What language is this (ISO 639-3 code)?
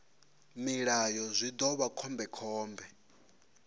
ven